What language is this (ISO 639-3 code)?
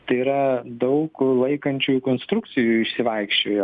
lit